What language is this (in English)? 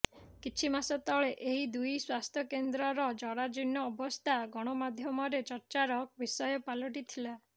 Odia